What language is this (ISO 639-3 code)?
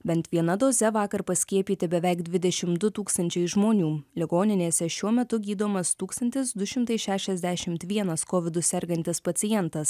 lit